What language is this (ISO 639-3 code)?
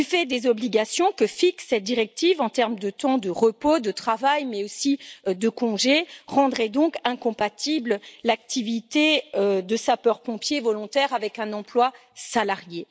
fra